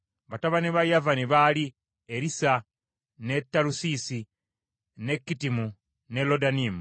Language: Ganda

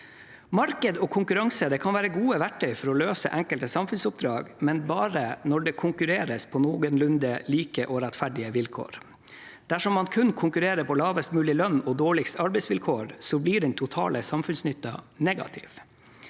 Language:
Norwegian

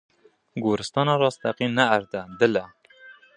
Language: Kurdish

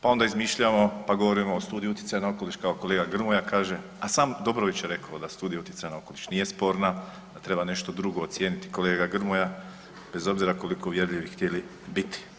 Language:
Croatian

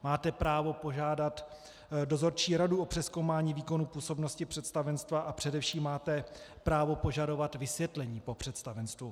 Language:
Czech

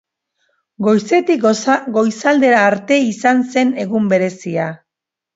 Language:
Basque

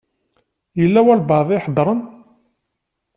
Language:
Kabyle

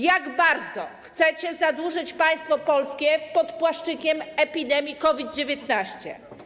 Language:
Polish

